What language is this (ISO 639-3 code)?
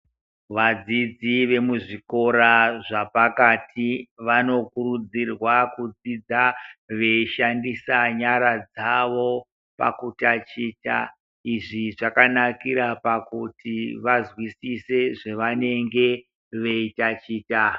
ndc